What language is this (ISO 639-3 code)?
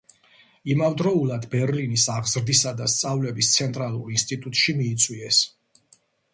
kat